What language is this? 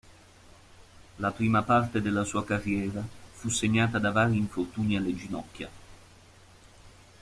Italian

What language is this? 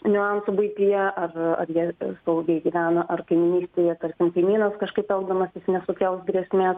Lithuanian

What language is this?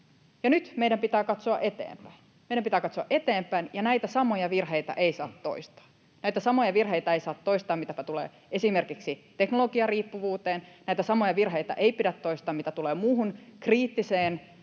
Finnish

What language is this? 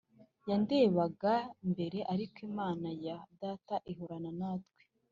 Kinyarwanda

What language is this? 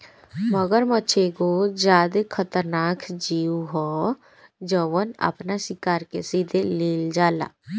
Bhojpuri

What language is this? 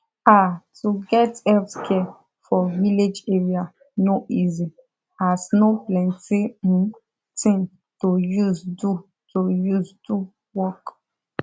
Nigerian Pidgin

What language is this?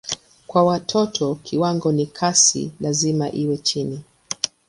Swahili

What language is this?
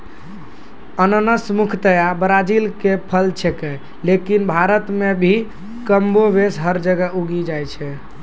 Maithili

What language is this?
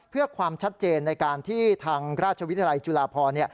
Thai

